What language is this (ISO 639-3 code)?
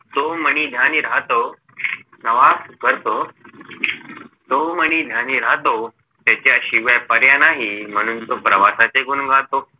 mar